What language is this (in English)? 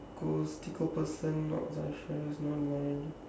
English